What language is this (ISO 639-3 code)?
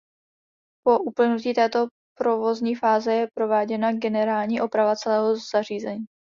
ces